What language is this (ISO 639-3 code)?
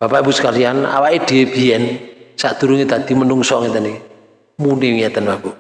ind